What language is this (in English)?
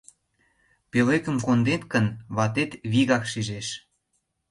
Mari